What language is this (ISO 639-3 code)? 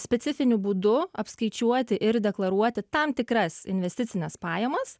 lit